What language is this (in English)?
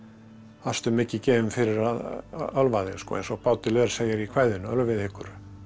Icelandic